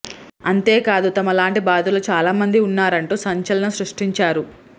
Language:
Telugu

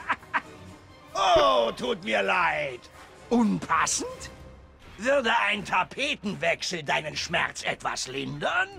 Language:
German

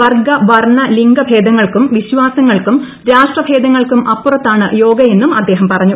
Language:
Malayalam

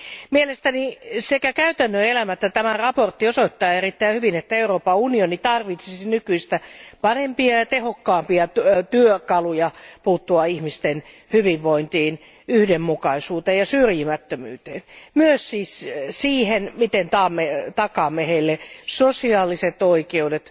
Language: Finnish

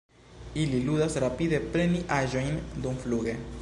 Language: Esperanto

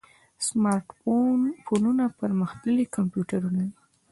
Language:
Pashto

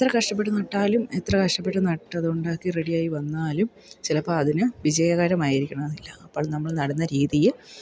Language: Malayalam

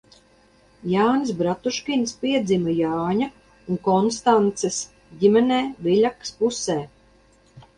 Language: Latvian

